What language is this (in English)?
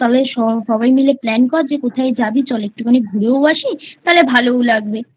Bangla